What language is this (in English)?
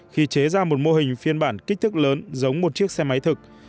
Vietnamese